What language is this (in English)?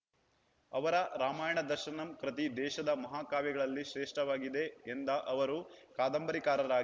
Kannada